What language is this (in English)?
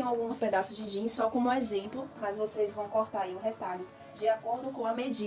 Portuguese